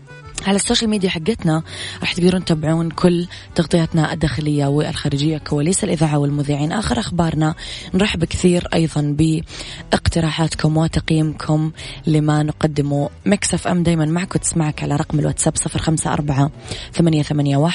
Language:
Arabic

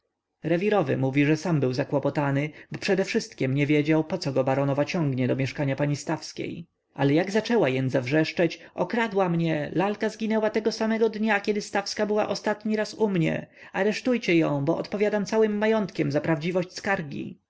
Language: Polish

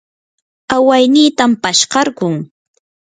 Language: Yanahuanca Pasco Quechua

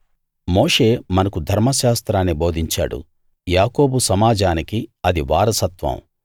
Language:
Telugu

